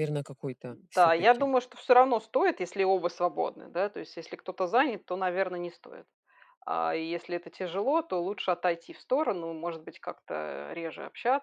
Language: Russian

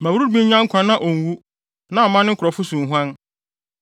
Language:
Akan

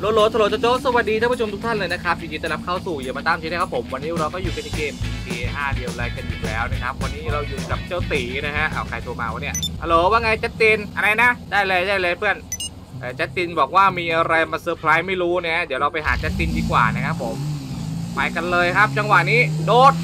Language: Thai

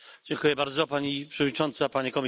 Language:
Polish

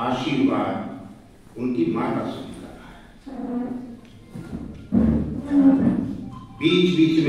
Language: Hindi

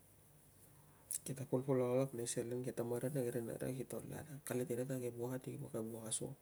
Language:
Tungag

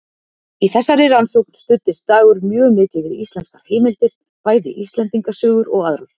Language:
Icelandic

